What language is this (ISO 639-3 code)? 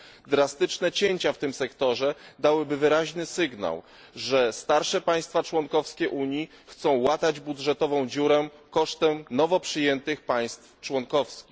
pol